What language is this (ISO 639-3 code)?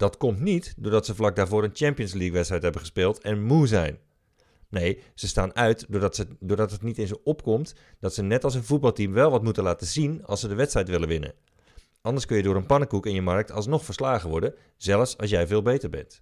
nld